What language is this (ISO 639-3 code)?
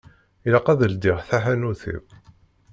kab